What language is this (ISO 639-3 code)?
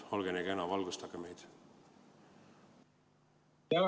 est